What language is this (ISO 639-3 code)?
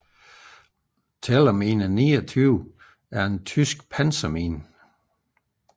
dan